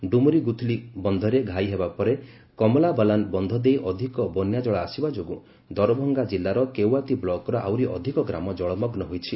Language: Odia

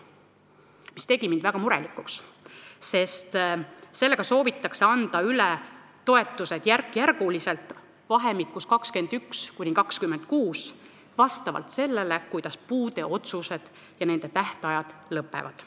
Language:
Estonian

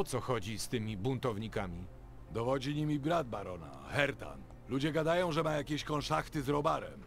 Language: Polish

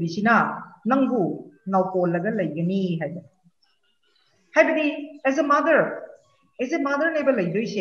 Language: Vietnamese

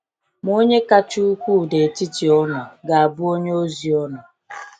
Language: Igbo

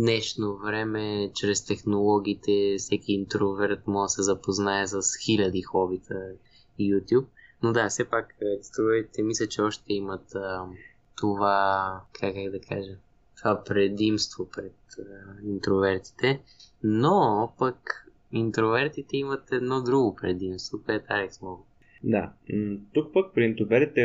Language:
Bulgarian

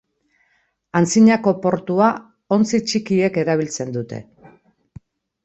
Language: Basque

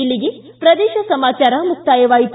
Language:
Kannada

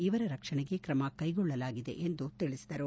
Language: Kannada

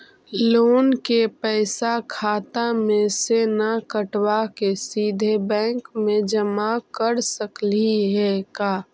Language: Magahi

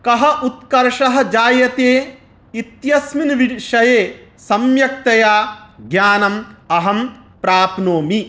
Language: Sanskrit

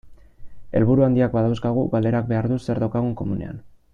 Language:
Basque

